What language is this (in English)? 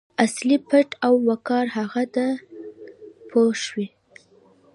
Pashto